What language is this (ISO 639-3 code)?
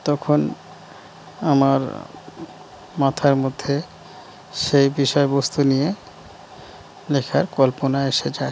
ben